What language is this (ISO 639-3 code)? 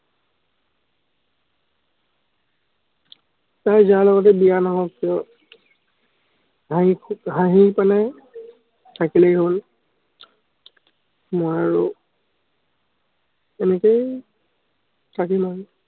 asm